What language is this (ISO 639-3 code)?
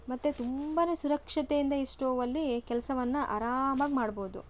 kan